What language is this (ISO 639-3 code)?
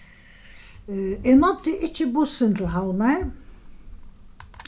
fao